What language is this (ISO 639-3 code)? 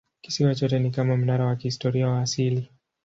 swa